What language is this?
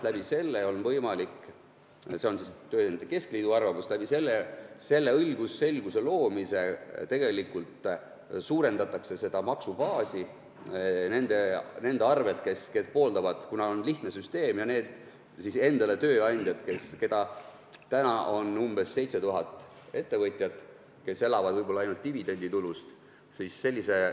Estonian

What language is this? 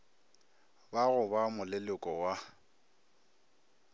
Northern Sotho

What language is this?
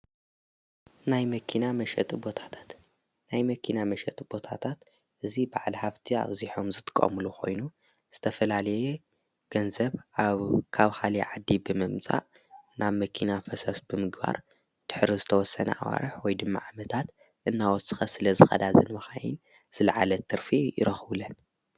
Tigrinya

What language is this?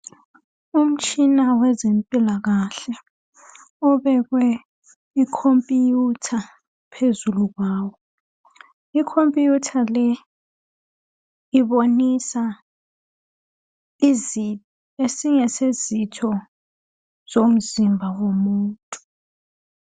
North Ndebele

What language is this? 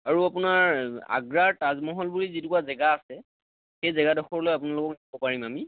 Assamese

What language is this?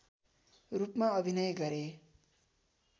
Nepali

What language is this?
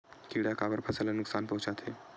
Chhattisgarhi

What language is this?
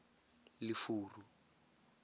Tswana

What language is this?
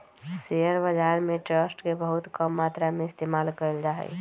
Magahi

